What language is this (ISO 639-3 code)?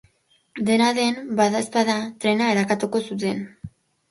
eus